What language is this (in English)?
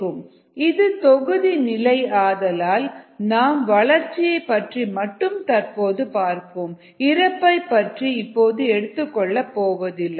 Tamil